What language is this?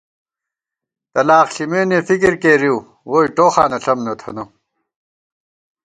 Gawar-Bati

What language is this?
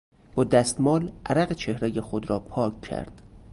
Persian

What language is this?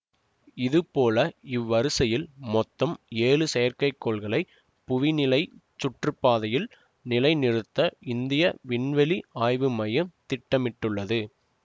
Tamil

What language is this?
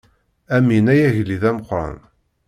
Kabyle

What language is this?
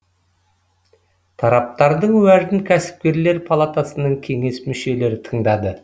Kazakh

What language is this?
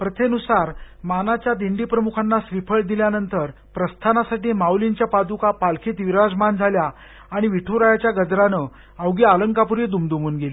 Marathi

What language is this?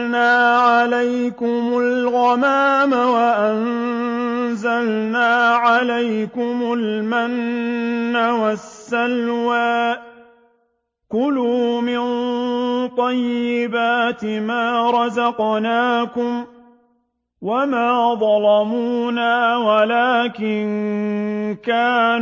Arabic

